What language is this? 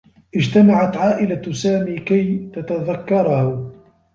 Arabic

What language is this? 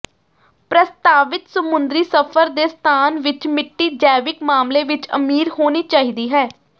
Punjabi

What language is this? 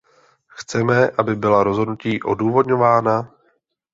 Czech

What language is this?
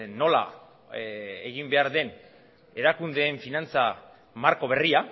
Basque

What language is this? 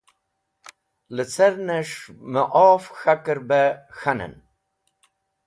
Wakhi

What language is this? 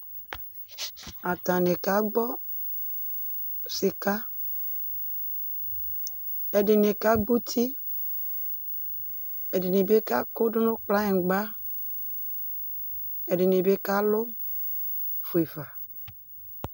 Ikposo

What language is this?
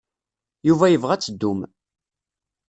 Kabyle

